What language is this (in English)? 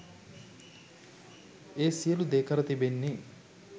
Sinhala